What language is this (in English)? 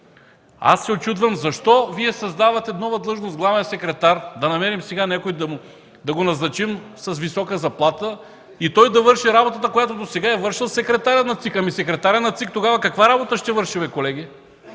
Bulgarian